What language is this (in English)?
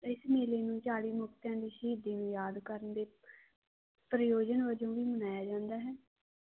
Punjabi